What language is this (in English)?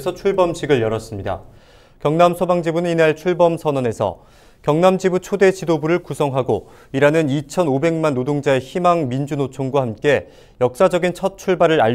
Korean